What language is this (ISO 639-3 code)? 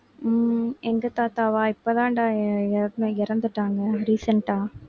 tam